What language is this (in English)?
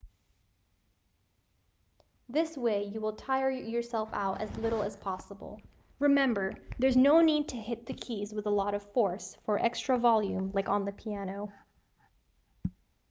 English